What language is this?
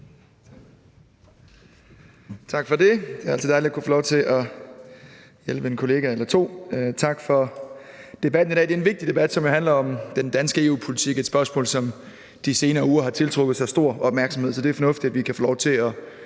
Danish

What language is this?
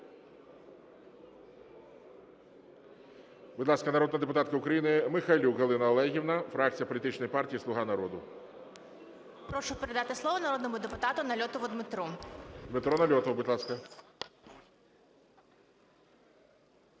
Ukrainian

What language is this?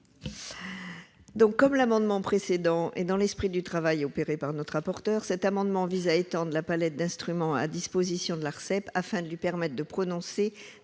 French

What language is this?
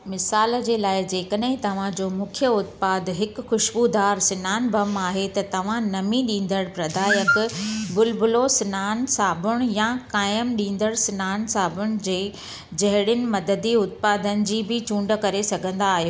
Sindhi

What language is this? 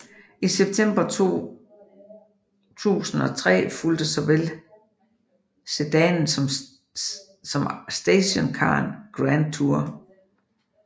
Danish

